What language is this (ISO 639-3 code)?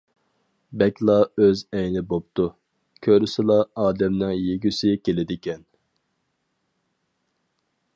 uig